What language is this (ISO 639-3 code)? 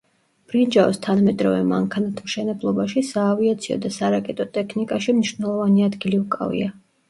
kat